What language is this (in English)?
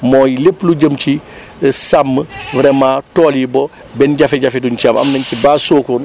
Wolof